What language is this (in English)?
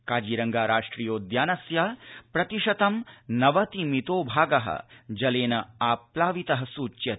Sanskrit